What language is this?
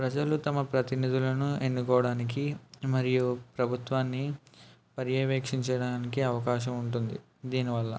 Telugu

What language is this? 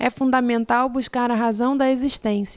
Portuguese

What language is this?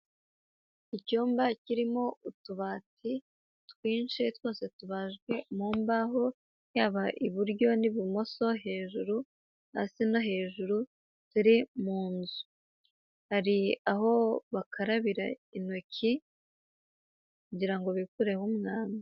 Kinyarwanda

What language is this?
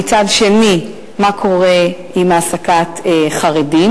Hebrew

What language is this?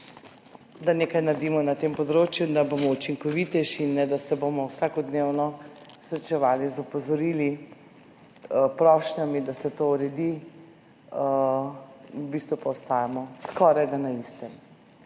Slovenian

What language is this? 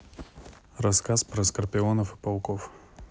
Russian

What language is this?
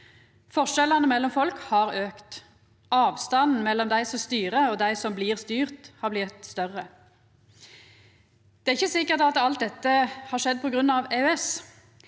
Norwegian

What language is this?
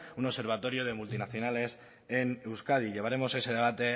Spanish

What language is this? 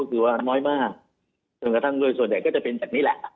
Thai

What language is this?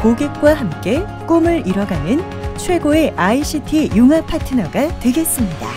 Korean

